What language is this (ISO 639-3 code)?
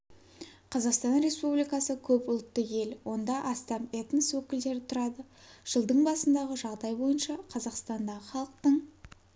kaz